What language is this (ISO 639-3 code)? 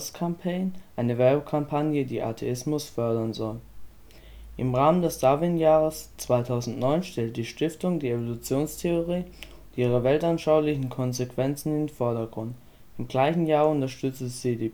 deu